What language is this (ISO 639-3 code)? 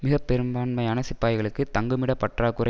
tam